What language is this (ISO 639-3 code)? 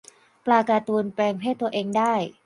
tha